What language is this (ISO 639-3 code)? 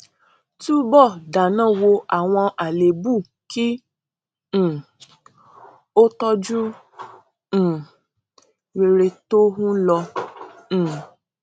yor